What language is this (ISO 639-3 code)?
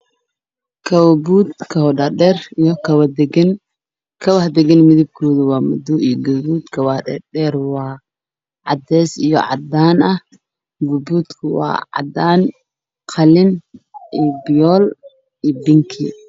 som